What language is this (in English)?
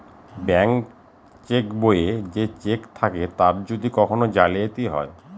Bangla